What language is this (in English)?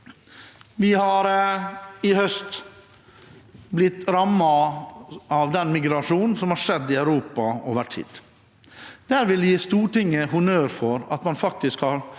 Norwegian